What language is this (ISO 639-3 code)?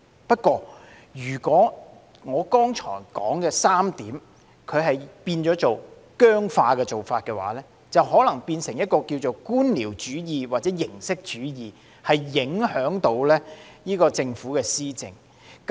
yue